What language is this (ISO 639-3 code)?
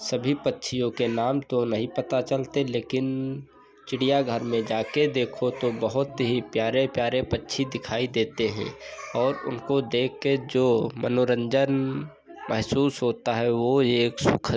hin